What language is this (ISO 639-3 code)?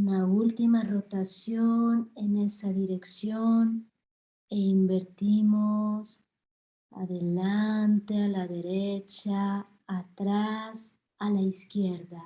spa